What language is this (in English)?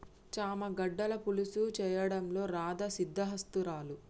Telugu